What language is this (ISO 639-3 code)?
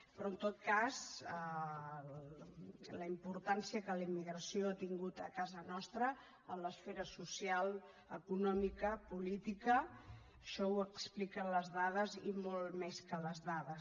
cat